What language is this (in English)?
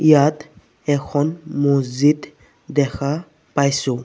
Assamese